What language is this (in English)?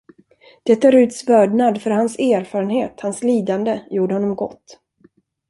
Swedish